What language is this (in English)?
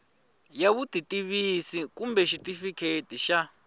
Tsonga